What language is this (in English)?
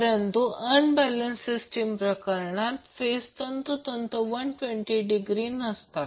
Marathi